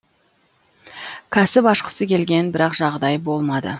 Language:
Kazakh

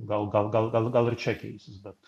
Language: Lithuanian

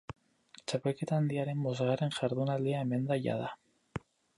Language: Basque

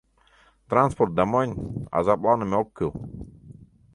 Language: Mari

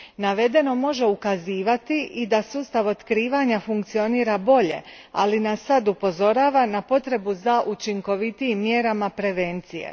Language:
Croatian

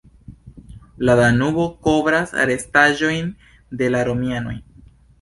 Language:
Esperanto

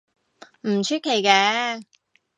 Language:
Cantonese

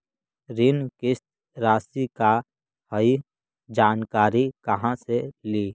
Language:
Magahi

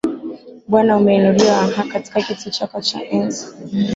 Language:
Swahili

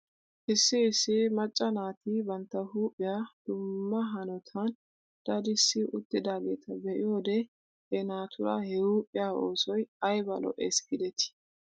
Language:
Wolaytta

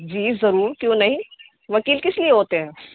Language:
Urdu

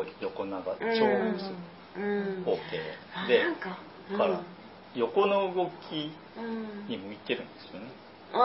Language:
Japanese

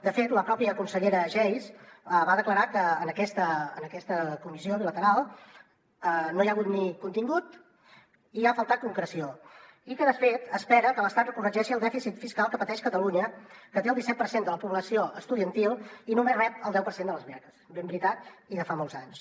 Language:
Catalan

